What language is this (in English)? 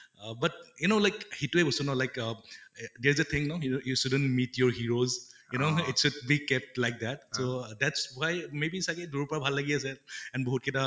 Assamese